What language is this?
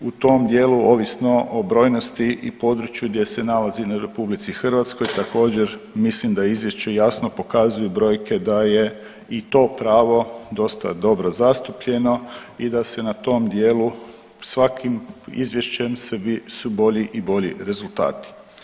Croatian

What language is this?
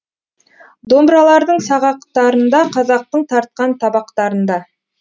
Kazakh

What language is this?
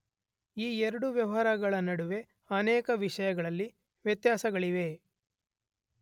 Kannada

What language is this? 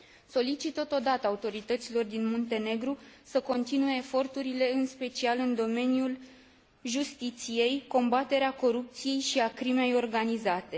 Romanian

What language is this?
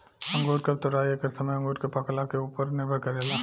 Bhojpuri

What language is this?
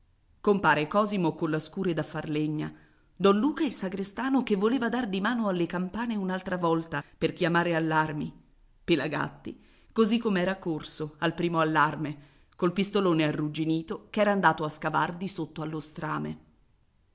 Italian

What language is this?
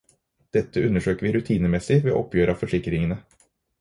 Norwegian Bokmål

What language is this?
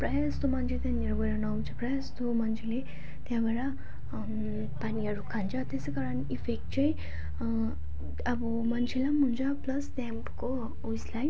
Nepali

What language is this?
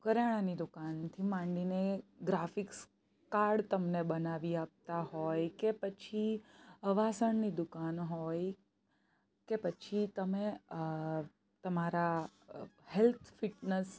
Gujarati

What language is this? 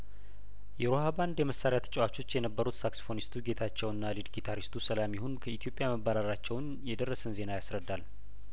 Amharic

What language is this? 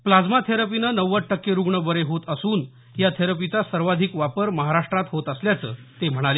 Marathi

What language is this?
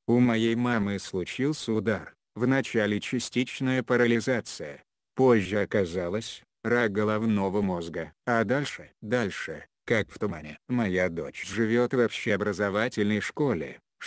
Russian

